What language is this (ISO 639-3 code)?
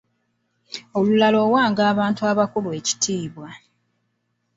lug